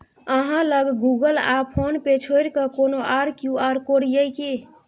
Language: Maithili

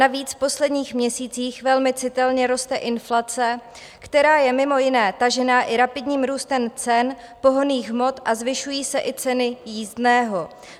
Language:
Czech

